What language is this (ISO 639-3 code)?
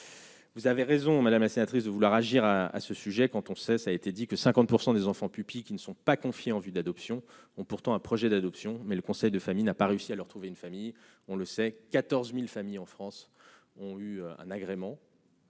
fra